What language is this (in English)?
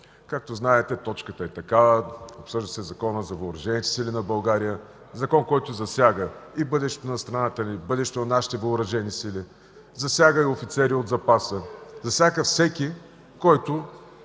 Bulgarian